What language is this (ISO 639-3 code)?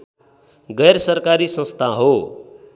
nep